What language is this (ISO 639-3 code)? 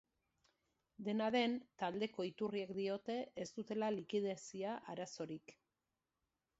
eus